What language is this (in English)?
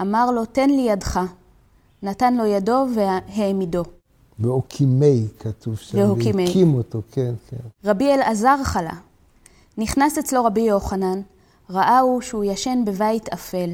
Hebrew